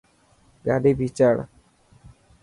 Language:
Dhatki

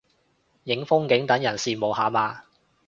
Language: Cantonese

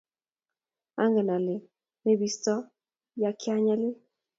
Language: Kalenjin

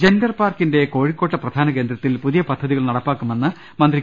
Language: Malayalam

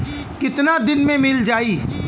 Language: Bhojpuri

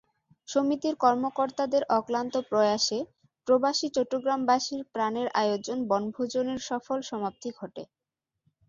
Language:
Bangla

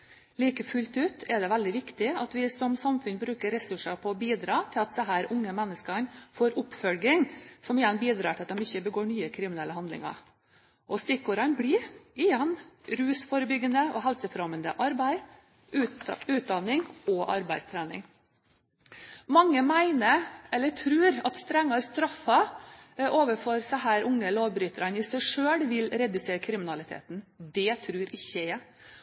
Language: Norwegian Bokmål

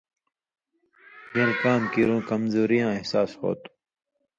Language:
Indus Kohistani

